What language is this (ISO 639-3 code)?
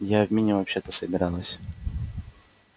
rus